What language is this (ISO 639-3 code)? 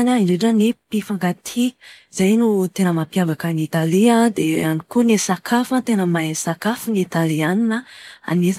mlg